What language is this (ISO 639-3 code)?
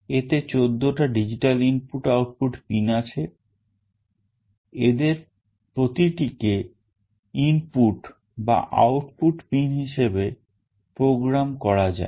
ben